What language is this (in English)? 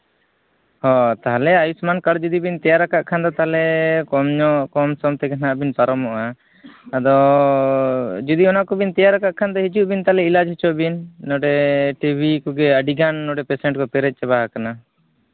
Santali